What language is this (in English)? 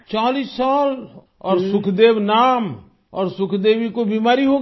Hindi